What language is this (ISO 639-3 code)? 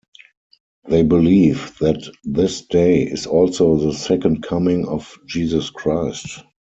eng